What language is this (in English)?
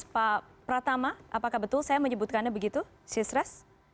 Indonesian